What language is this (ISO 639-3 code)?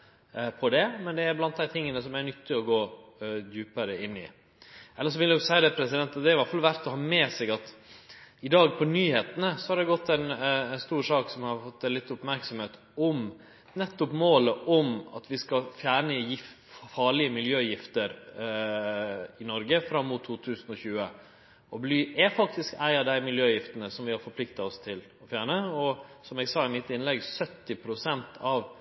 nno